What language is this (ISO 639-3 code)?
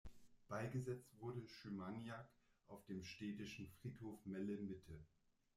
deu